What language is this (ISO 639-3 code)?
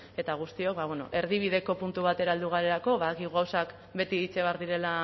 eus